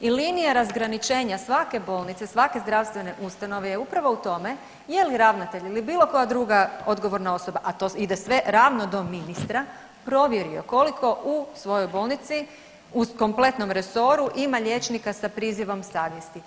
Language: Croatian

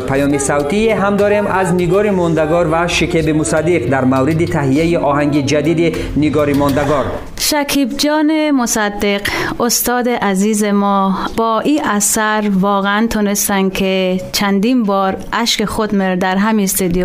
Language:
Persian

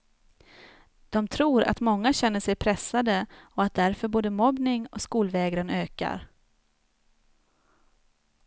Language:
Swedish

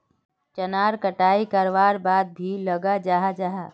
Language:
Magahi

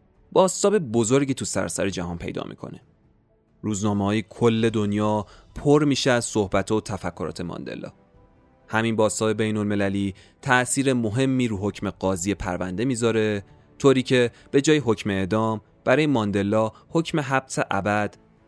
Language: Persian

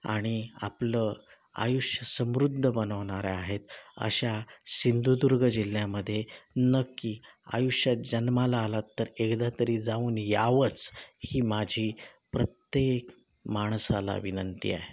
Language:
Marathi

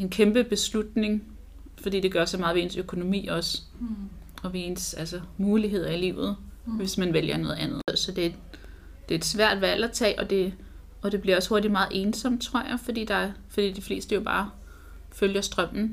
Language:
Danish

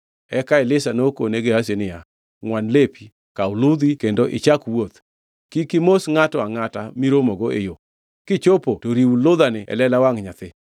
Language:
Luo (Kenya and Tanzania)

